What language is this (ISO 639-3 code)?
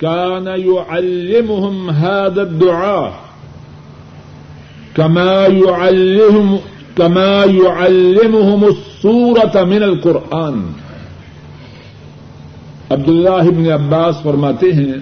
urd